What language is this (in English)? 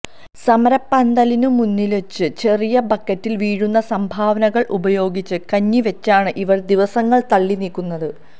Malayalam